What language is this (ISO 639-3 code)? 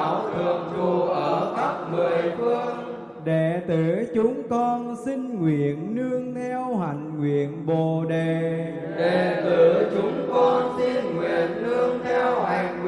vie